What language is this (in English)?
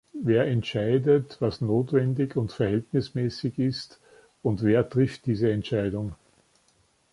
German